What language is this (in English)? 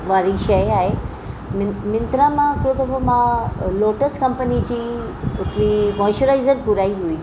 Sindhi